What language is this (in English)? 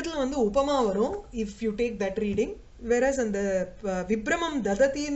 Sanskrit